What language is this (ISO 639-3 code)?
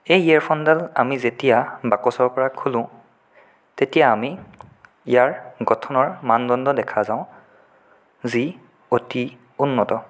asm